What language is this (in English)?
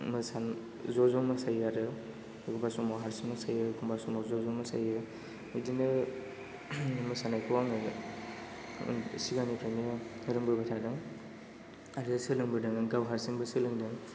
Bodo